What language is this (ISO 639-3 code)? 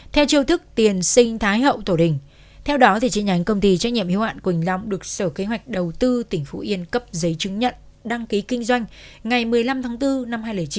vie